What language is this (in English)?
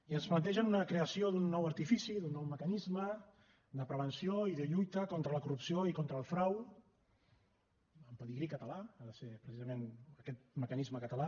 Catalan